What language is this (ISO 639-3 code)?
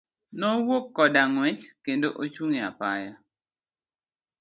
luo